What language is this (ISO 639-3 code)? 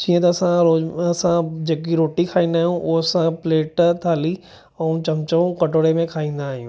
snd